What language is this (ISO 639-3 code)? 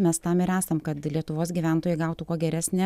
lit